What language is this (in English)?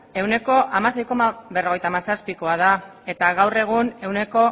Basque